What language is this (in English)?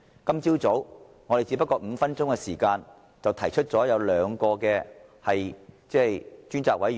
Cantonese